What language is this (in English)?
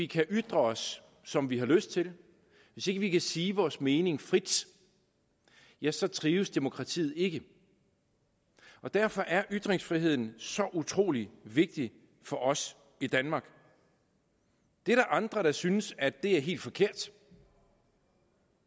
Danish